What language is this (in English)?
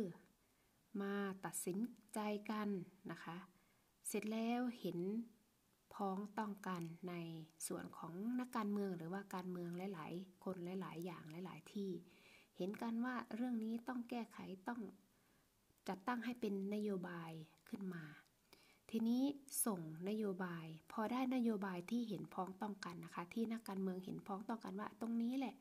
Thai